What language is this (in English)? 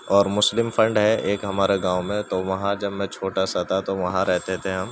Urdu